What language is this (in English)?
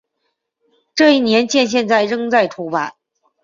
Chinese